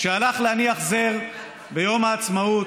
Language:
Hebrew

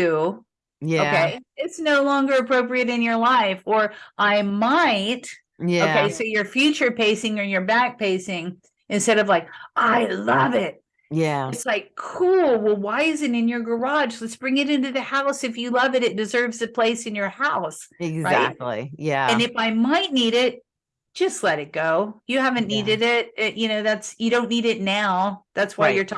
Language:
English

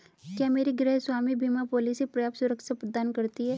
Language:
Hindi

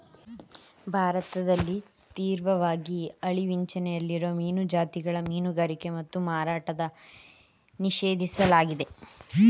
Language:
Kannada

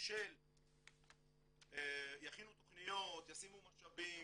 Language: Hebrew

